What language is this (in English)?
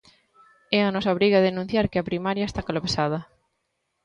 Galician